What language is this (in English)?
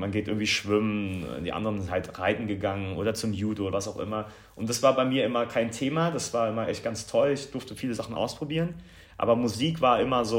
German